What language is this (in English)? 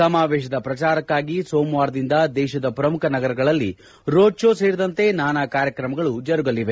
Kannada